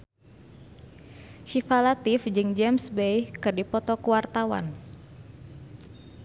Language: Sundanese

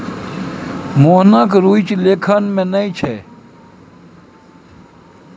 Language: Maithili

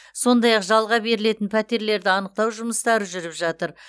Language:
Kazakh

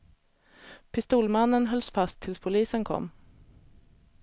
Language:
Swedish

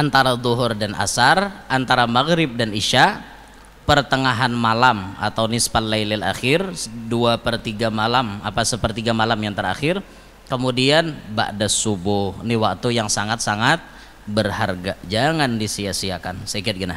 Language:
Indonesian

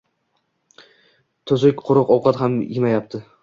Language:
Uzbek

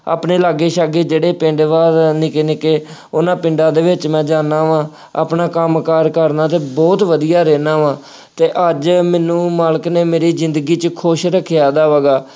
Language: Punjabi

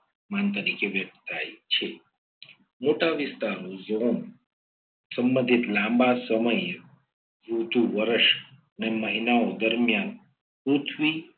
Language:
Gujarati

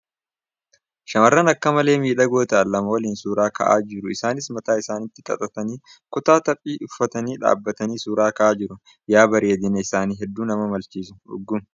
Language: Oromo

